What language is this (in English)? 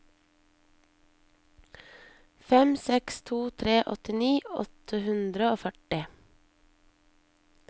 Norwegian